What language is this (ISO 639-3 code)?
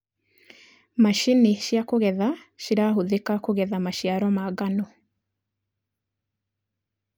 kik